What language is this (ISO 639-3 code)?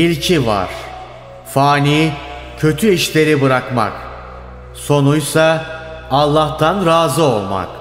tur